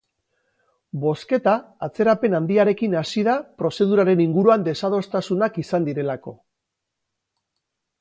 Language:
Basque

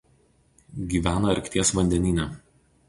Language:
Lithuanian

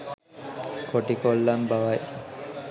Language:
Sinhala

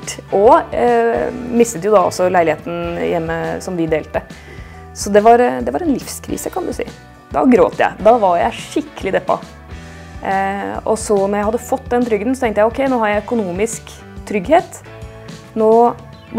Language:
Norwegian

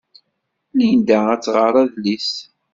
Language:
Kabyle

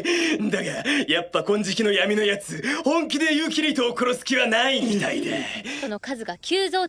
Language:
Japanese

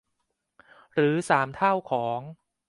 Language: Thai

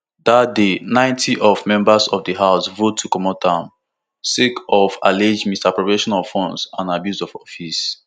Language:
Nigerian Pidgin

